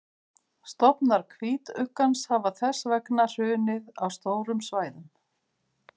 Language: Icelandic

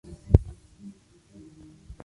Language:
Spanish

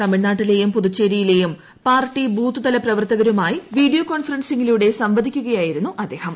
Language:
Malayalam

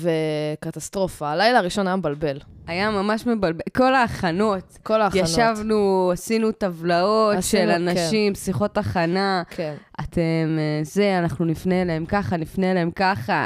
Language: Hebrew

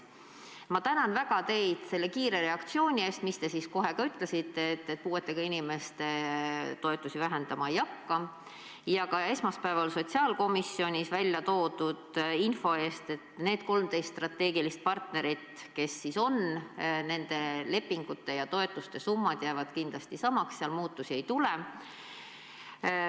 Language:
Estonian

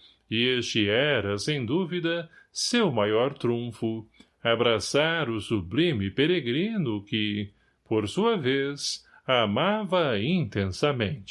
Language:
Portuguese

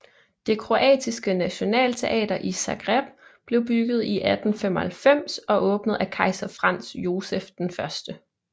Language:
Danish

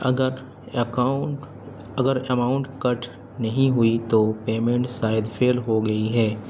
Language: Urdu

